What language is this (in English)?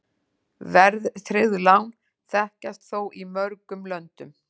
Icelandic